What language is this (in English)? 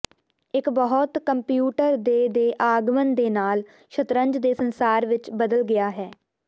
Punjabi